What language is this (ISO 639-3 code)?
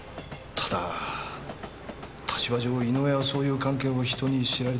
jpn